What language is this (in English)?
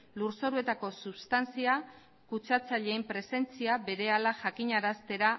Basque